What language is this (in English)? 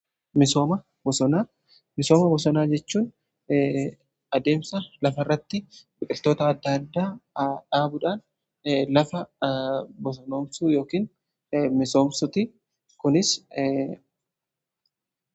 Oromo